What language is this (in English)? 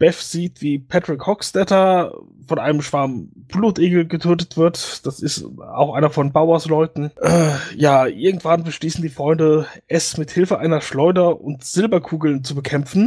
German